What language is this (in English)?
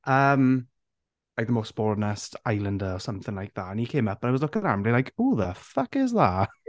Welsh